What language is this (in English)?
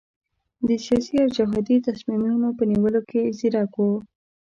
Pashto